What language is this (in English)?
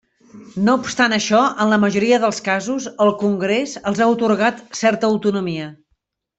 Catalan